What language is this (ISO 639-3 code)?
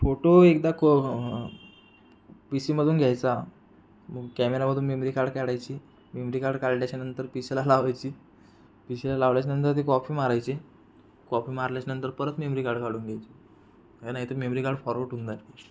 mar